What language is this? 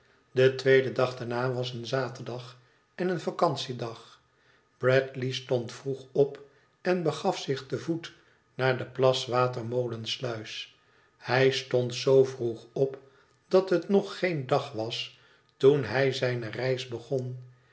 Dutch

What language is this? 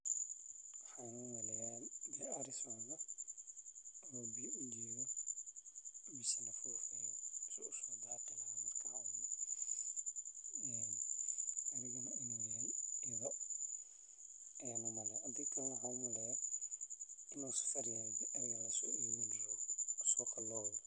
Somali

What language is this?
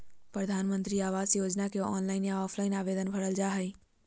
Magahi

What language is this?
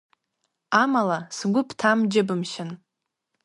Abkhazian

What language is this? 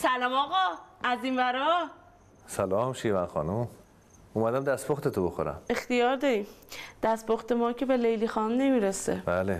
Persian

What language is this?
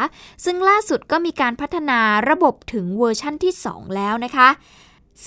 Thai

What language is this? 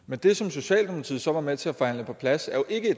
Danish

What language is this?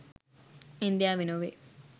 Sinhala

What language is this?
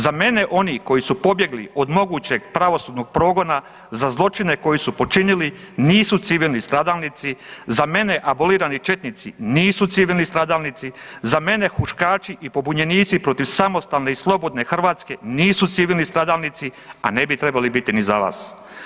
Croatian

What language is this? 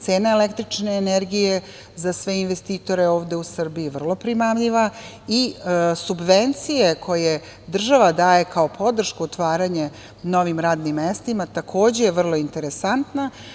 Serbian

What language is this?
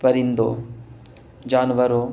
Urdu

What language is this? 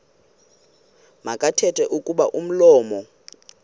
Xhosa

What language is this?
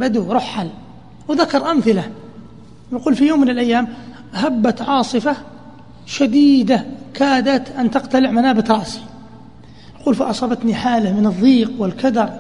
Arabic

